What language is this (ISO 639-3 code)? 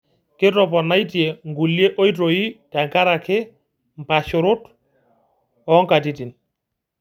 mas